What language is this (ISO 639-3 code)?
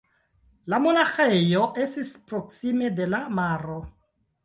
epo